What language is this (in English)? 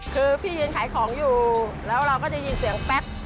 Thai